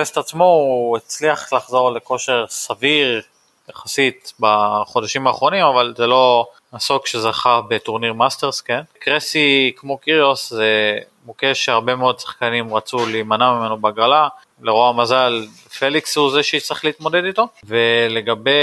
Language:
Hebrew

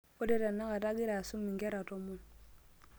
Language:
Masai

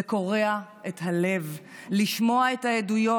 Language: Hebrew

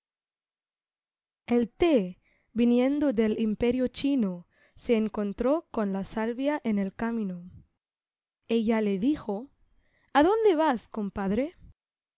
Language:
Spanish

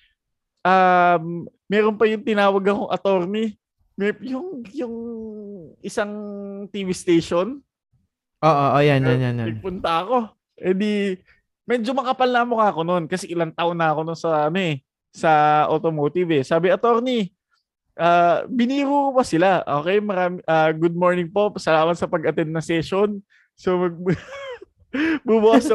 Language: Filipino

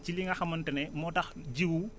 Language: Wolof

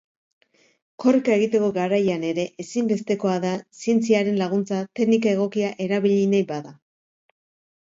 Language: Basque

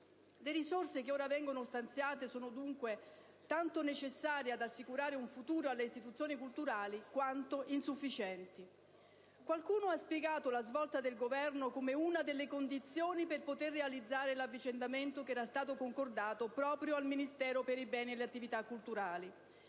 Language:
Italian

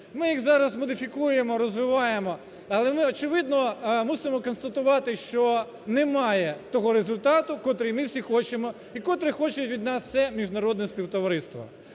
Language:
Ukrainian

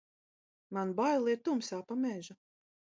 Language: Latvian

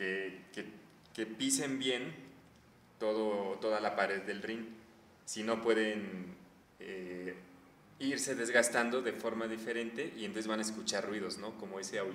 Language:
Spanish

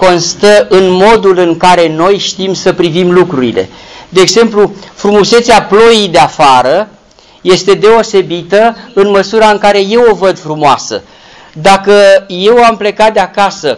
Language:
Romanian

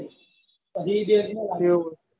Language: Gujarati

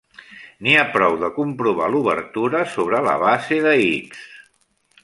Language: Catalan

